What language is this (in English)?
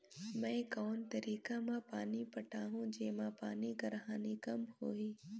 Chhattisgarhi